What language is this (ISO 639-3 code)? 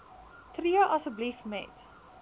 afr